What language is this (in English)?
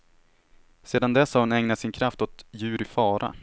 Swedish